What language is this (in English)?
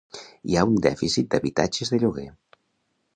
Catalan